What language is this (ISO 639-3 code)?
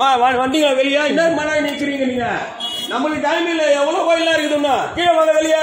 ara